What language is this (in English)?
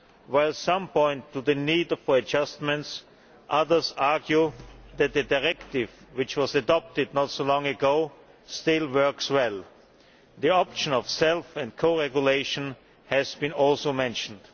English